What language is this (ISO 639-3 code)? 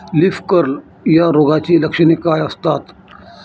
mar